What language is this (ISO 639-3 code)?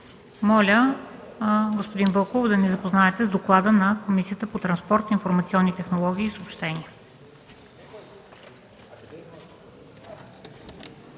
bul